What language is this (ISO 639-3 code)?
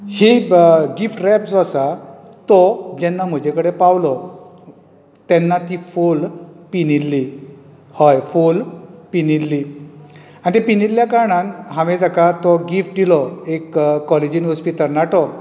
kok